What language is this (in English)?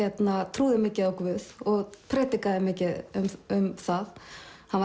Icelandic